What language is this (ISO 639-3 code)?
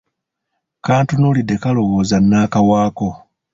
lug